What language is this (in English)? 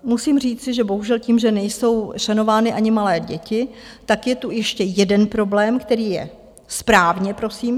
Czech